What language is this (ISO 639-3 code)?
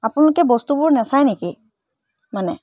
asm